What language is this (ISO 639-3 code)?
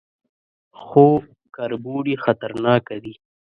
pus